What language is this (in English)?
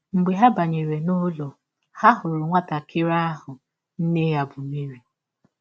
Igbo